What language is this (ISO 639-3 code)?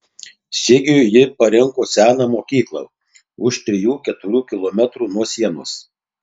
lit